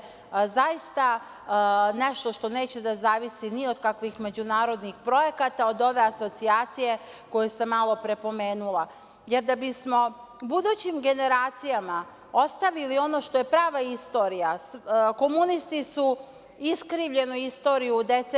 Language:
Serbian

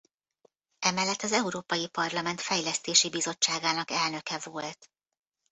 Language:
Hungarian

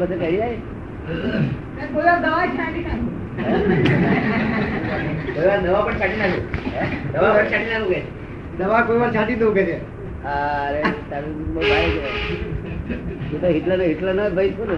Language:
Gujarati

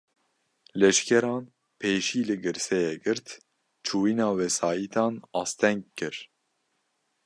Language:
Kurdish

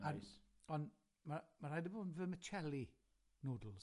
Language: Welsh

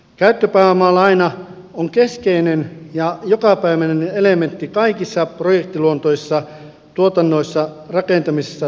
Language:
Finnish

